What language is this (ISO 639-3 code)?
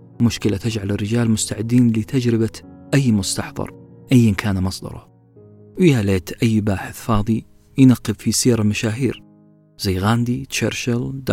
ara